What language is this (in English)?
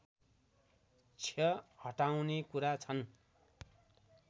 Nepali